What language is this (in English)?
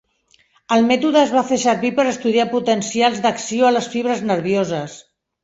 Catalan